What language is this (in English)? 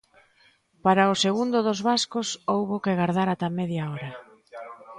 Galician